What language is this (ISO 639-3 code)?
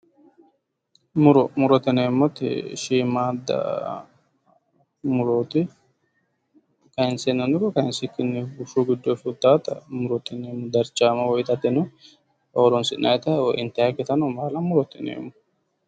sid